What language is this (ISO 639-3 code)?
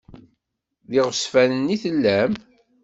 kab